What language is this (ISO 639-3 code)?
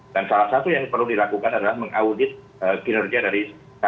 ind